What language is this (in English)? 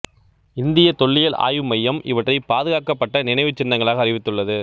Tamil